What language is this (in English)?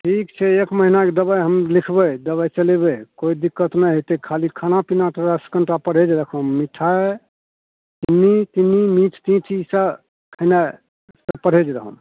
Maithili